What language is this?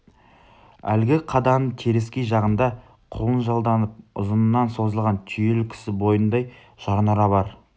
Kazakh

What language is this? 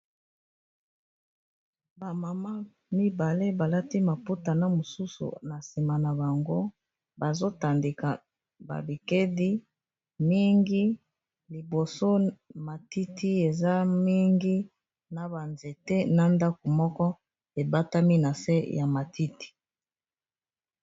Lingala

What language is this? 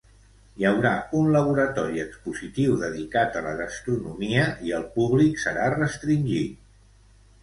Catalan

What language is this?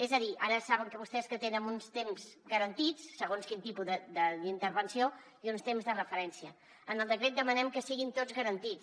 Catalan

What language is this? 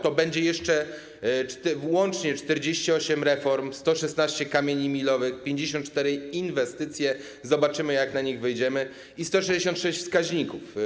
Polish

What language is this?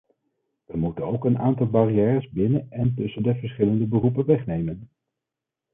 Dutch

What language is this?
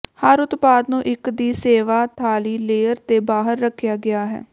Punjabi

